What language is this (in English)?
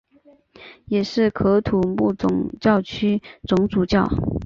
Chinese